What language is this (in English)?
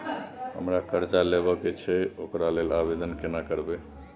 Maithili